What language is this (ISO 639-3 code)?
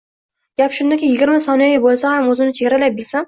uzb